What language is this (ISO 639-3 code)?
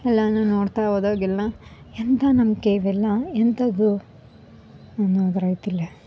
kan